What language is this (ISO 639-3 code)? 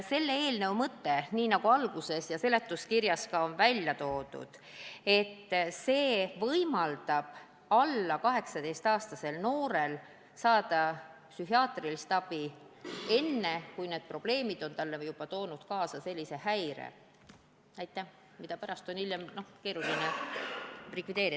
est